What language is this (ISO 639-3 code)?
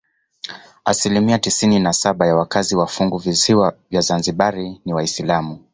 swa